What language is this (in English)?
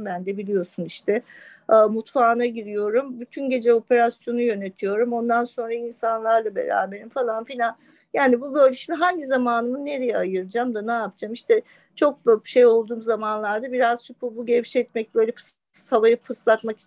Turkish